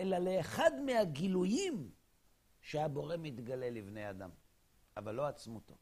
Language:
Hebrew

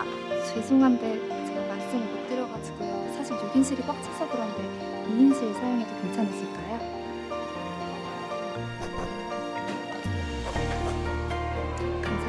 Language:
Korean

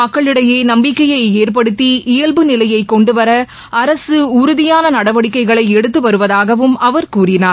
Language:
Tamil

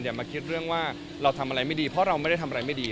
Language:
Thai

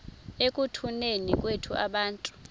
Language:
Xhosa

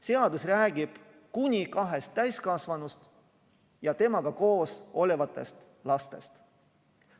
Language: Estonian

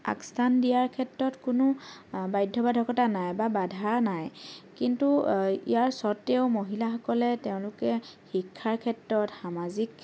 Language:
Assamese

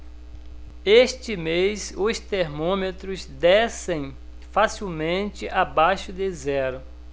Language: Portuguese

